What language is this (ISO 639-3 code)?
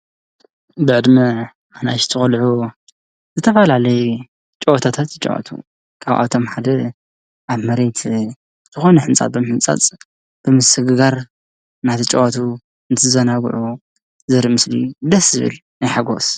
tir